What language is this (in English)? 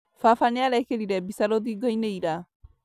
Kikuyu